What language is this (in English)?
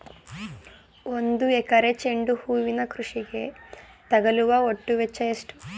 Kannada